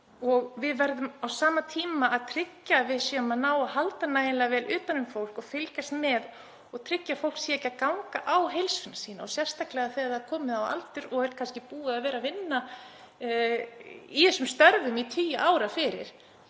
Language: Icelandic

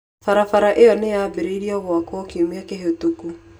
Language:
Kikuyu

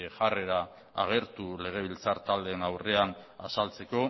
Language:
Basque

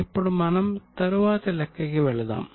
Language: Telugu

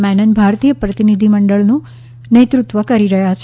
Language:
Gujarati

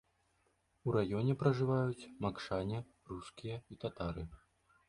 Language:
Belarusian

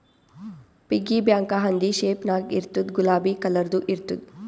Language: Kannada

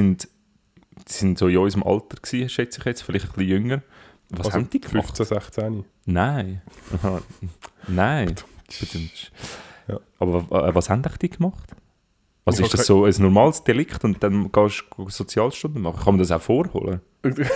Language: German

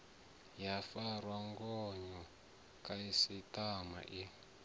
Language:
Venda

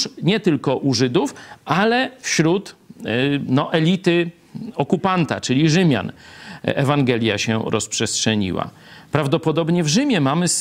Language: Polish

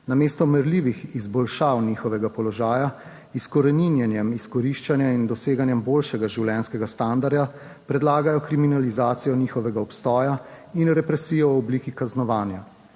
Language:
Slovenian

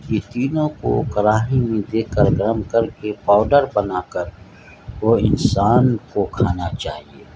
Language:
Urdu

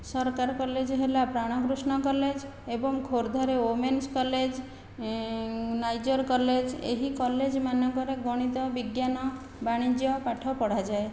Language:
Odia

